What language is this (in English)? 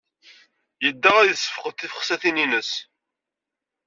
Kabyle